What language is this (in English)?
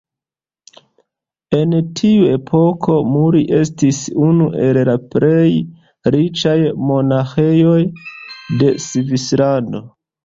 Esperanto